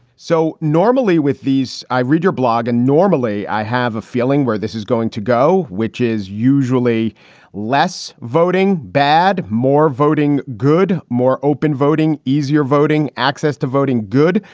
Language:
English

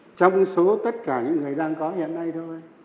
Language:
Vietnamese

